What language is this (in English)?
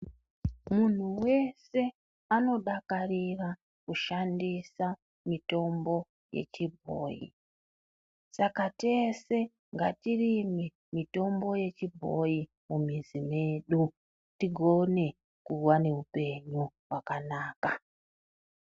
Ndau